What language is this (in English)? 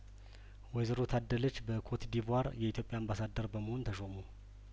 Amharic